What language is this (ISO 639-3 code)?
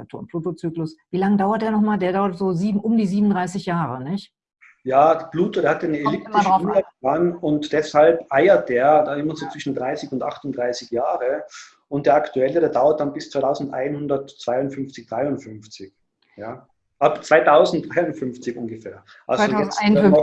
deu